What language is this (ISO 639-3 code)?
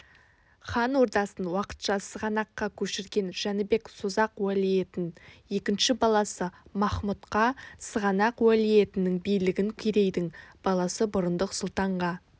kaz